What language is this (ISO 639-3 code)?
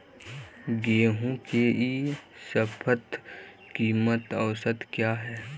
mag